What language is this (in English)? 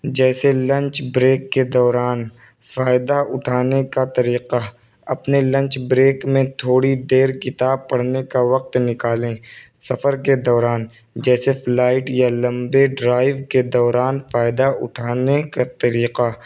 Urdu